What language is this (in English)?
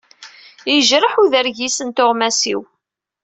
Kabyle